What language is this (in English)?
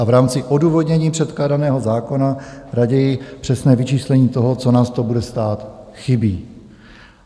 Czech